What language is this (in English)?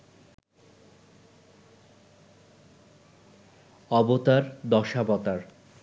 Bangla